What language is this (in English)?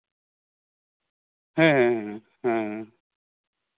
Santali